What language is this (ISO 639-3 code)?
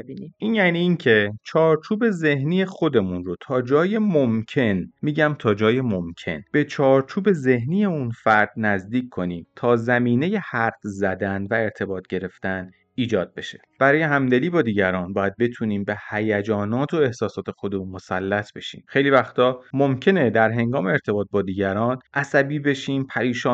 fas